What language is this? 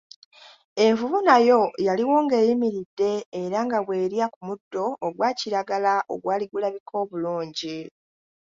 Ganda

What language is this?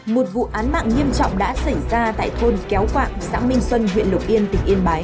Vietnamese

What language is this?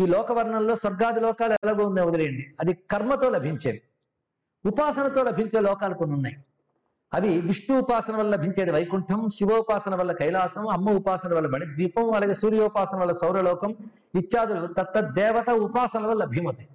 Telugu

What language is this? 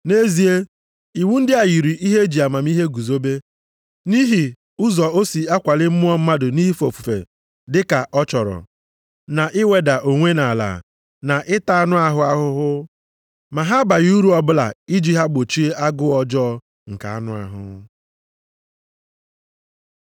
Igbo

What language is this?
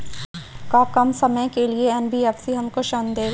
Bhojpuri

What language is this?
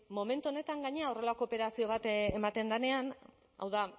Basque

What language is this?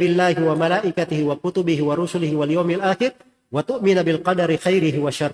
Indonesian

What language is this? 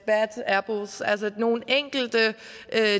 Danish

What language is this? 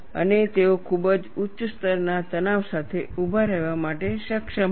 Gujarati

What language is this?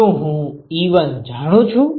Gujarati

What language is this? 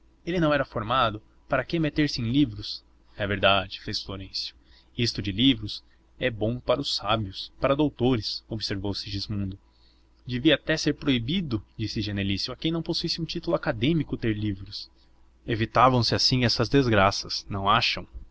Portuguese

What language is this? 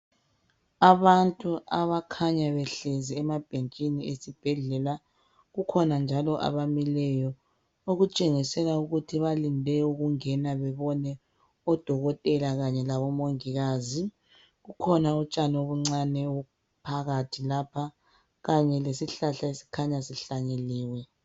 North Ndebele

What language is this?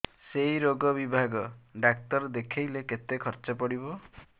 Odia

